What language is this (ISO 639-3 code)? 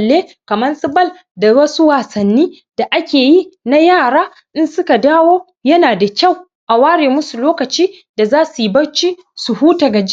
hau